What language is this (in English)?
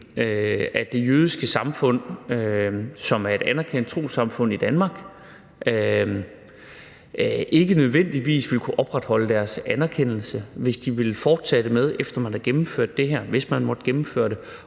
Danish